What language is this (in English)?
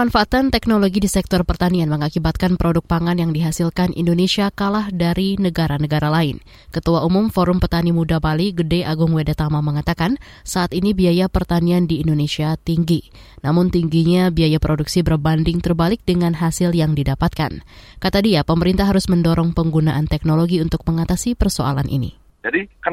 Indonesian